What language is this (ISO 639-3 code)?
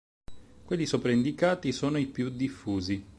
ita